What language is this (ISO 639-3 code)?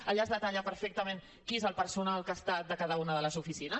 cat